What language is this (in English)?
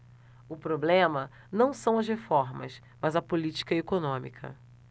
Portuguese